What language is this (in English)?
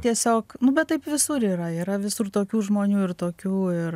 Lithuanian